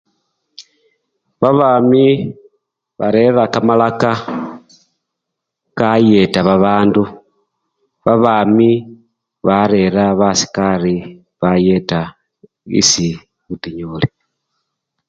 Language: Luyia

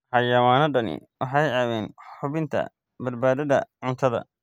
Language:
Somali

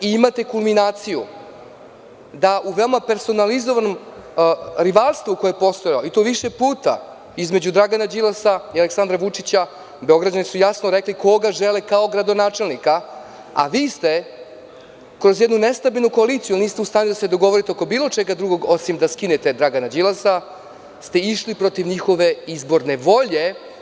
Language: Serbian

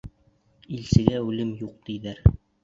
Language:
Bashkir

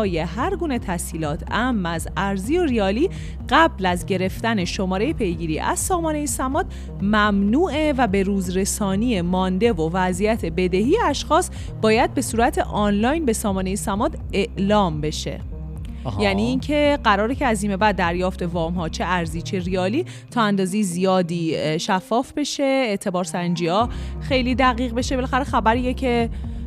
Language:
Persian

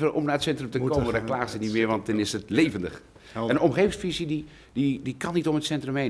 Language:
Dutch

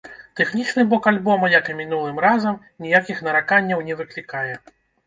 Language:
Belarusian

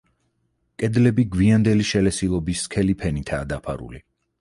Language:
Georgian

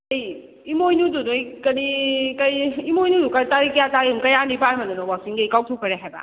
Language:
Manipuri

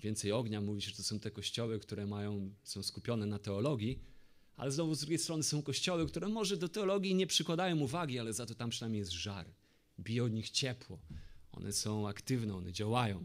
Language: Polish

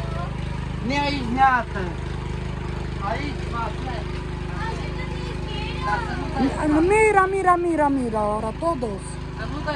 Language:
Romanian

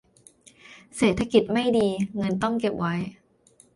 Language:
Thai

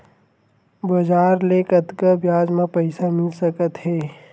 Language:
Chhattisgarhi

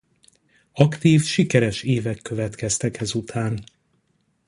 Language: Hungarian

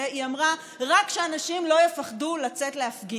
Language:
Hebrew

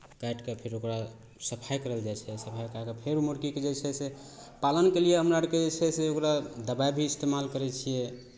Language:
Maithili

